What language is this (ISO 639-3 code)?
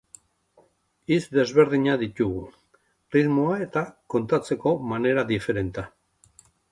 eus